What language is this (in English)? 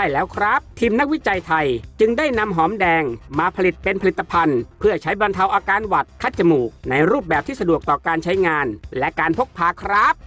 Thai